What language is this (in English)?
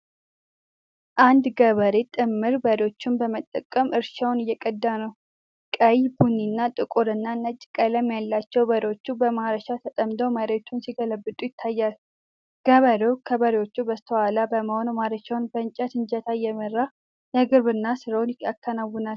Amharic